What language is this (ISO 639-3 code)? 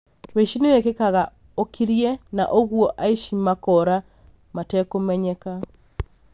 kik